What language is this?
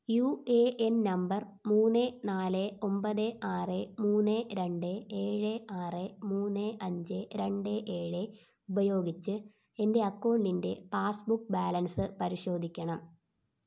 Malayalam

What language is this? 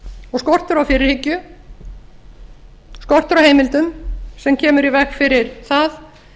Icelandic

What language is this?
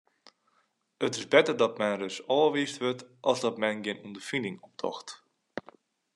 Western Frisian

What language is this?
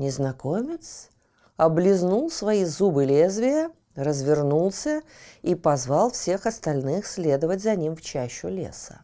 Russian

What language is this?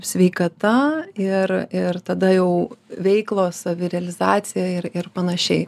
Lithuanian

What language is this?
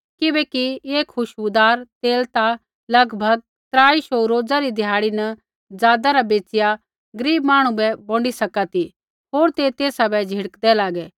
Kullu Pahari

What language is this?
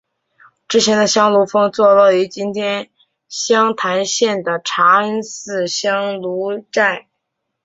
Chinese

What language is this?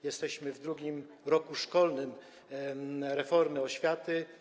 Polish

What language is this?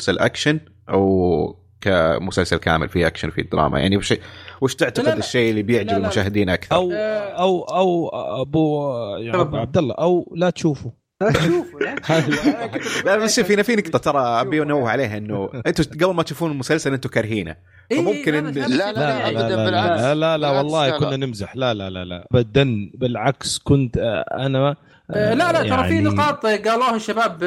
Arabic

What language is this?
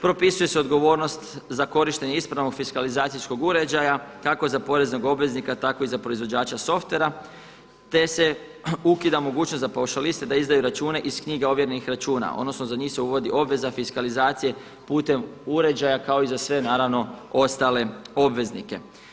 Croatian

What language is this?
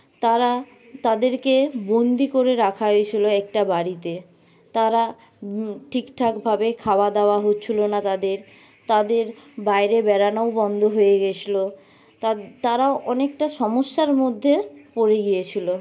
Bangla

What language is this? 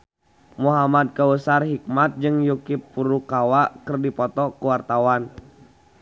Sundanese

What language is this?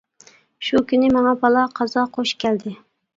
Uyghur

